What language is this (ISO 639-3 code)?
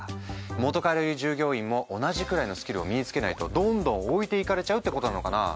jpn